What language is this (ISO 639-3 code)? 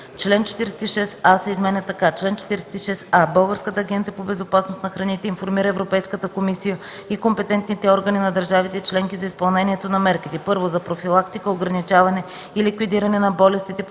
bul